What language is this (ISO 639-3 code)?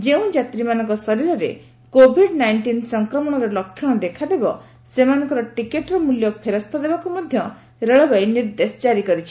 ori